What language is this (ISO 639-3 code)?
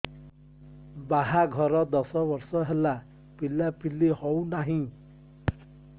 ori